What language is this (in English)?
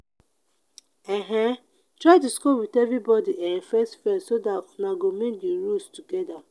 Nigerian Pidgin